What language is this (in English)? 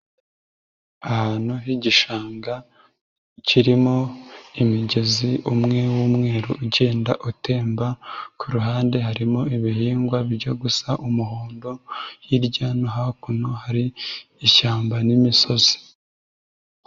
Kinyarwanda